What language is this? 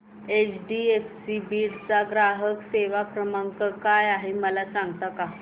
Marathi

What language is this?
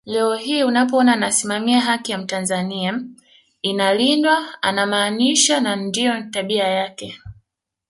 Swahili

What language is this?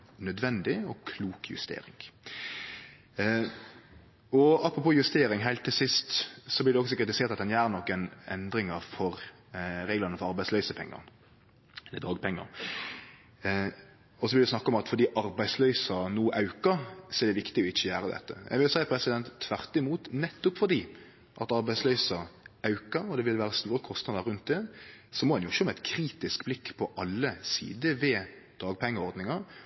Norwegian Nynorsk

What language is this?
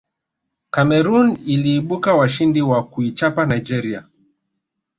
Swahili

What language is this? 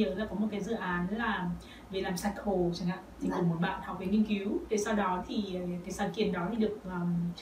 Vietnamese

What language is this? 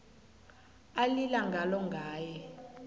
South Ndebele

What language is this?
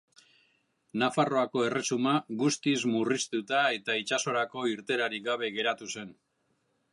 Basque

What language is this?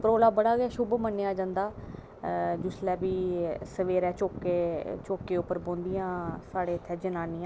Dogri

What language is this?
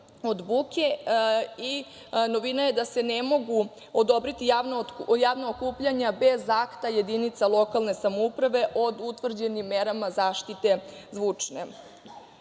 Serbian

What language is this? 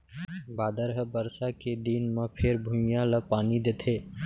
Chhattisgarhi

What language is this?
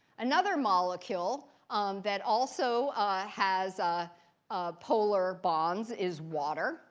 English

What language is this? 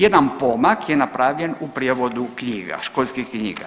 Croatian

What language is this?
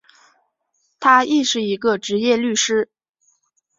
Chinese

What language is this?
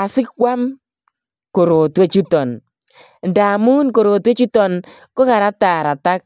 Kalenjin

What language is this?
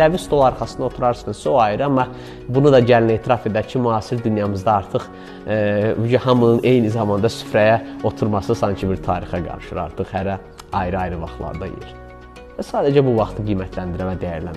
Turkish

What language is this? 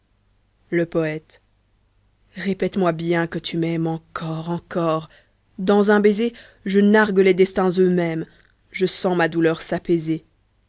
French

